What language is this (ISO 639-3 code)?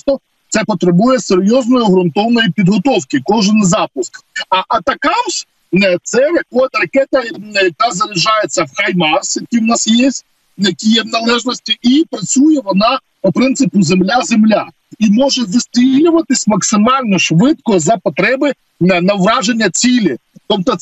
ukr